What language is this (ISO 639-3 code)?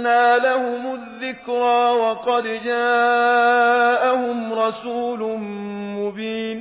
fas